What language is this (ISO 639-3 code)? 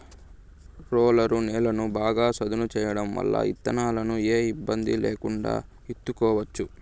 tel